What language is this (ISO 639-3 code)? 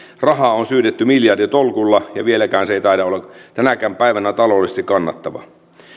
fin